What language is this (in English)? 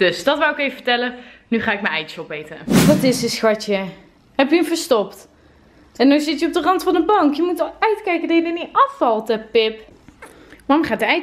Dutch